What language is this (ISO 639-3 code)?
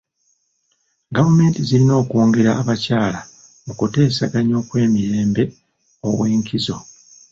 lug